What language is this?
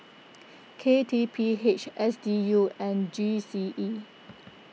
English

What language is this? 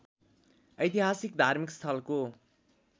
Nepali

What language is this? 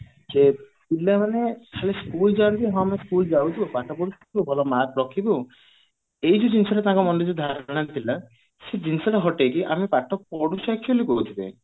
Odia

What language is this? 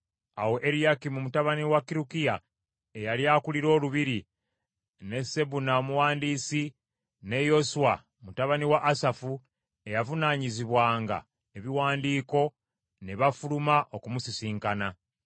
Ganda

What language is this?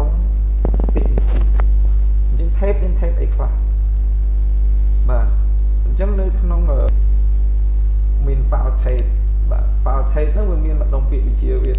Vietnamese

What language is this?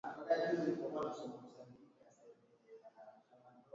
Swahili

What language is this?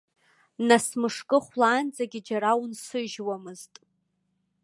Abkhazian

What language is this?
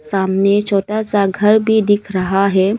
Hindi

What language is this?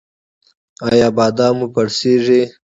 Pashto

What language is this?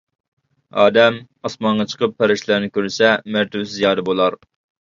Uyghur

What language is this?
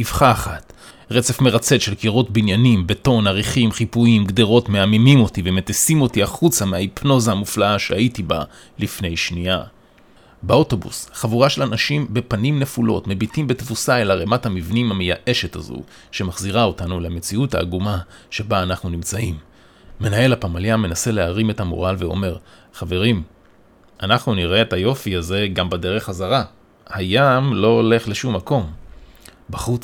Hebrew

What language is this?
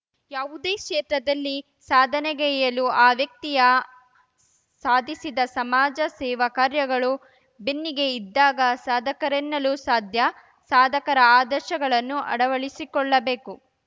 Kannada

